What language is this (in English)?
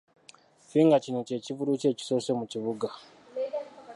Ganda